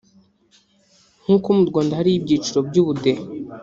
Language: Kinyarwanda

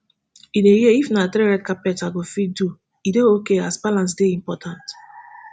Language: Nigerian Pidgin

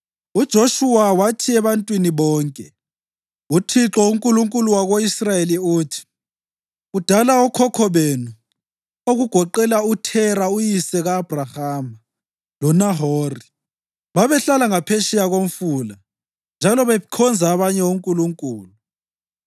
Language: North Ndebele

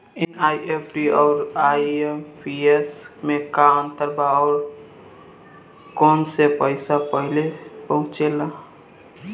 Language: Bhojpuri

